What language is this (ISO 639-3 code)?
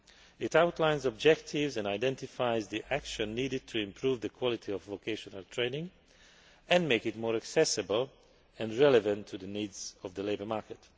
eng